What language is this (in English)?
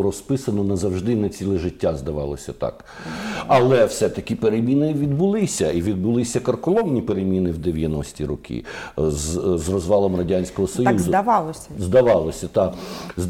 Ukrainian